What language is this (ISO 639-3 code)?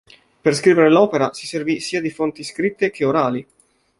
ita